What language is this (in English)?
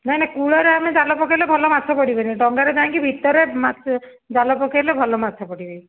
Odia